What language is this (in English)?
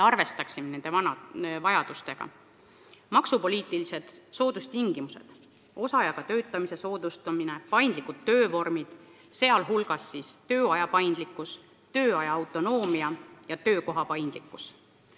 Estonian